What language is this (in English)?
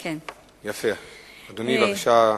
Hebrew